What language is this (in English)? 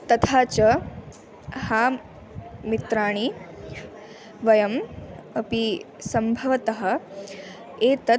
Sanskrit